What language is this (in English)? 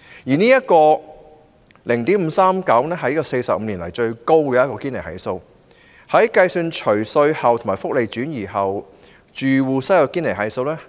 Cantonese